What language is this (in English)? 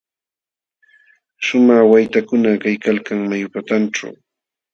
Jauja Wanca Quechua